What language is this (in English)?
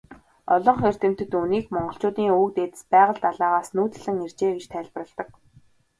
Mongolian